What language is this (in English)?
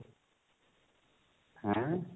Odia